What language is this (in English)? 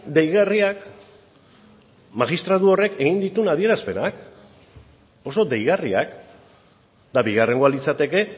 Basque